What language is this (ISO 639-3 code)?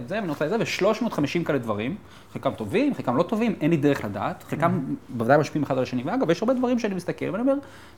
heb